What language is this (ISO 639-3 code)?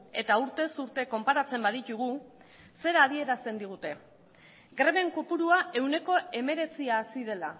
eus